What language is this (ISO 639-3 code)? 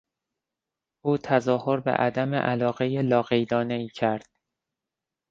fas